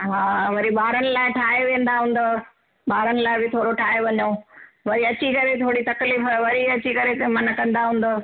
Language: Sindhi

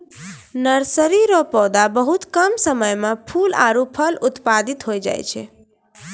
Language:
Maithili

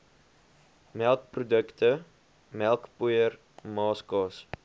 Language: Afrikaans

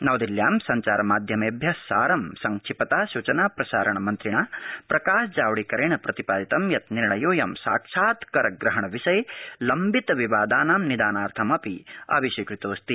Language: Sanskrit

